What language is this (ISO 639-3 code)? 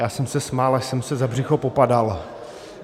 ces